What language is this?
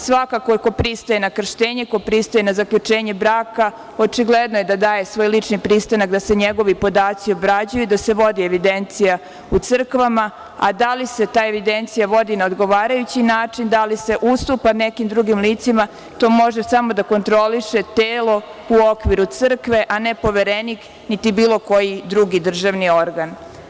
Serbian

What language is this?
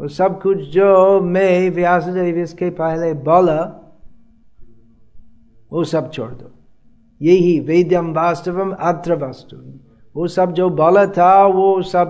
Hindi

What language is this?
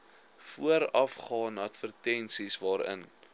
Afrikaans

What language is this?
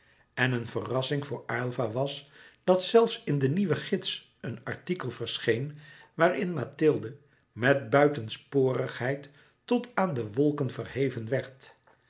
Dutch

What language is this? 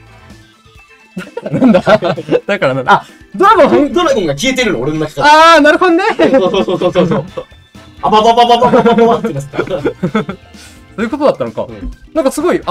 Japanese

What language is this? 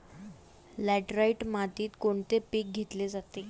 Marathi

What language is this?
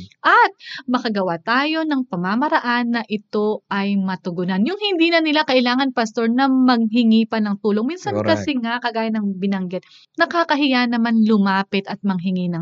Filipino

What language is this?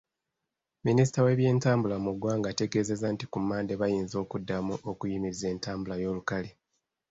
Ganda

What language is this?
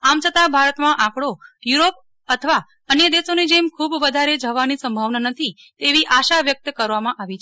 Gujarati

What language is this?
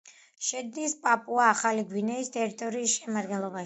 Georgian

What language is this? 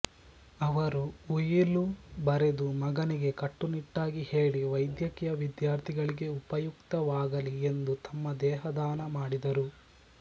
Kannada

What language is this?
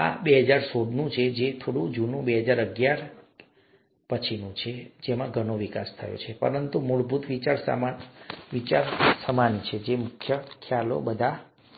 Gujarati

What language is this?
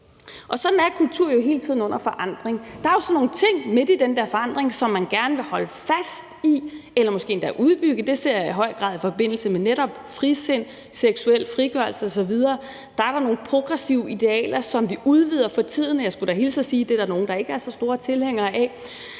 Danish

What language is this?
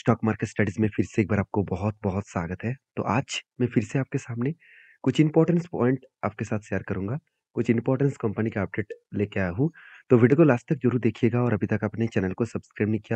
Hindi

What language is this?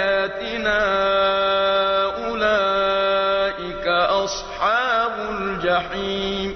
Arabic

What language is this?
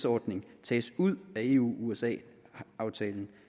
Danish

